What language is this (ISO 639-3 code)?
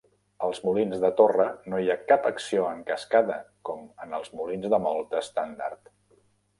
cat